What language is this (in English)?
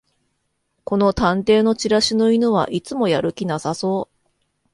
Japanese